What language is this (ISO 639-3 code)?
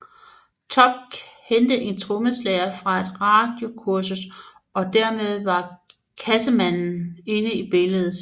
dan